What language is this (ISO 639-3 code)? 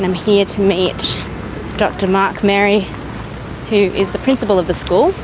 eng